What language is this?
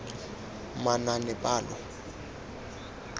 Tswana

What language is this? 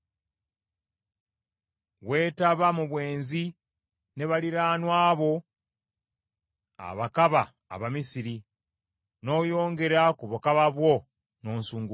Ganda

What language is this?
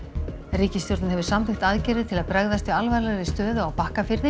Icelandic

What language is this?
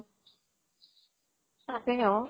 Assamese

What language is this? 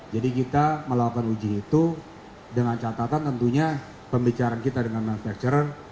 Indonesian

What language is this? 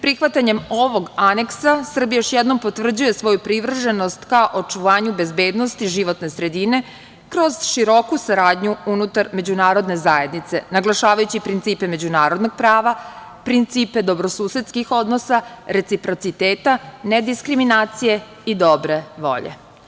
Serbian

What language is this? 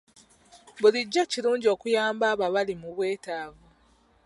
Ganda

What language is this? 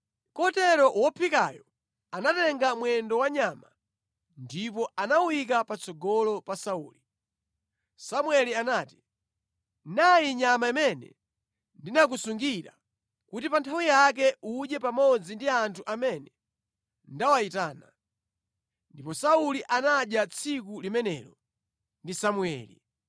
Nyanja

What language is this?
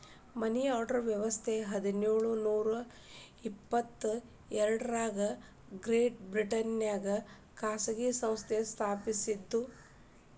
Kannada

